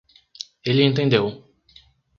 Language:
Portuguese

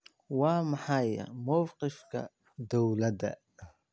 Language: Somali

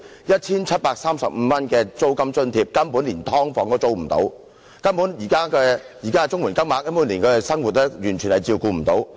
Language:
Cantonese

